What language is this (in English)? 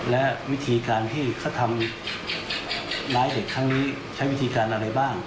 Thai